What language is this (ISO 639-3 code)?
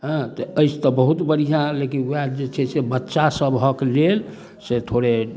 mai